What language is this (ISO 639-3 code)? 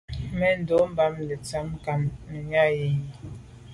byv